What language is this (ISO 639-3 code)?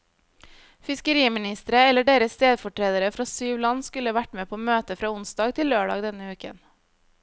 nor